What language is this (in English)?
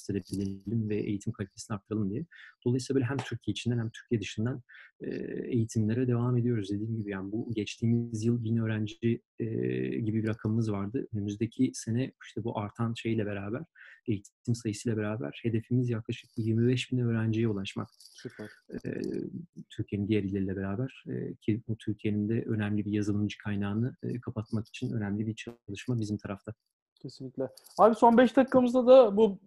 Turkish